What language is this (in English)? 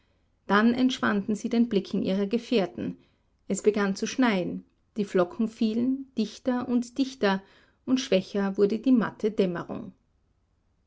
German